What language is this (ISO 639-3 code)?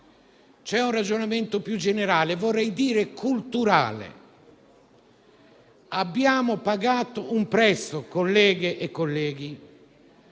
ita